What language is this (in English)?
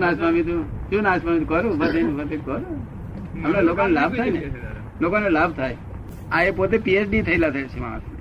Gujarati